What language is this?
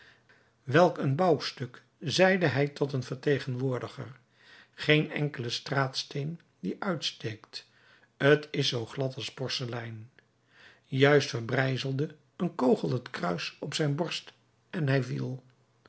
Dutch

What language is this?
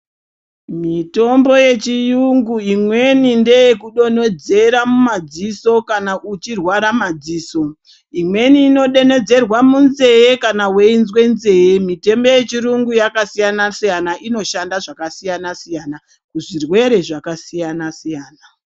Ndau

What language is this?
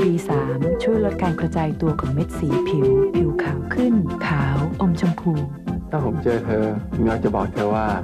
Thai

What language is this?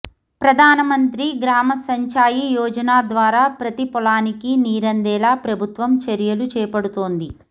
Telugu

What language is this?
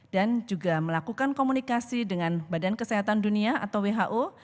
Indonesian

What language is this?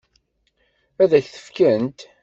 Kabyle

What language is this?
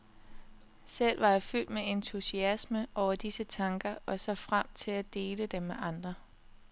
Danish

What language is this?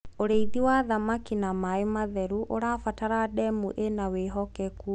Kikuyu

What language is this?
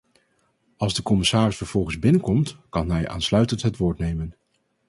Dutch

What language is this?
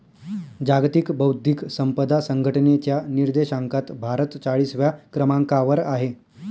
Marathi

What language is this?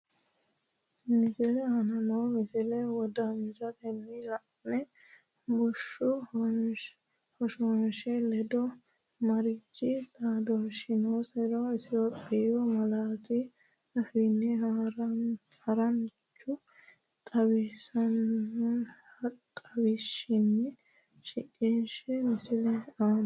Sidamo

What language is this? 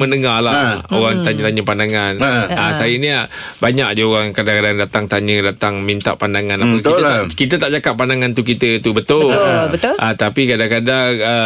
Malay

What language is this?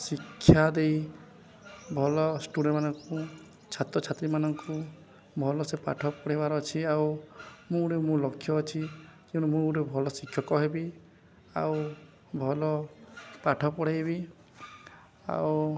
Odia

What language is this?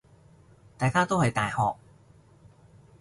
Cantonese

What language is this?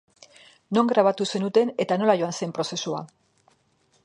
Basque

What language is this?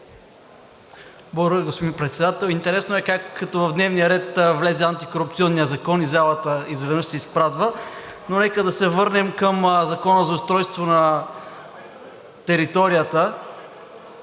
Bulgarian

